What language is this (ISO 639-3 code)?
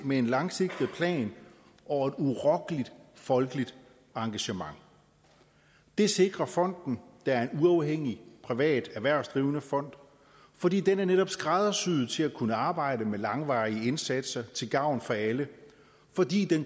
dan